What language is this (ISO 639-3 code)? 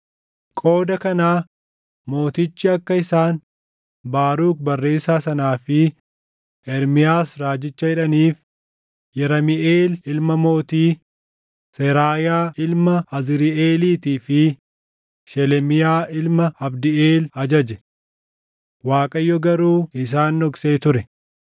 orm